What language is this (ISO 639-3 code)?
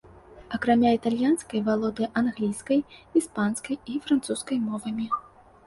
bel